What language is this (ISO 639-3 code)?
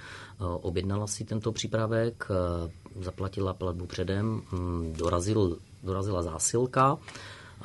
ces